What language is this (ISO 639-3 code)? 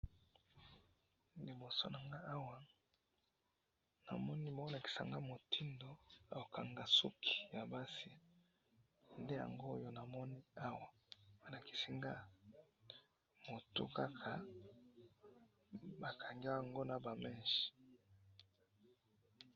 lin